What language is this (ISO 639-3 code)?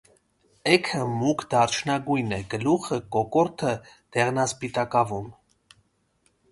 hye